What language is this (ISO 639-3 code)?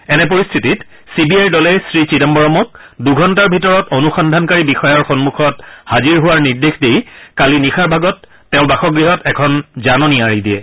asm